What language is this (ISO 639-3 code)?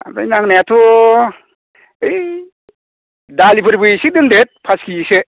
brx